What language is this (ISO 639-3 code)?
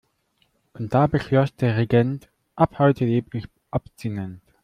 deu